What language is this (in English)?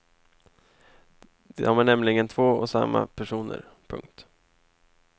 Swedish